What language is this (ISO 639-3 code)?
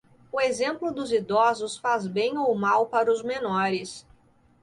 por